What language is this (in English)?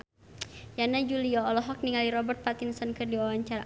Sundanese